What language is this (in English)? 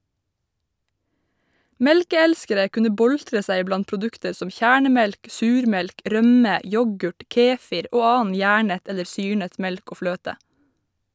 Norwegian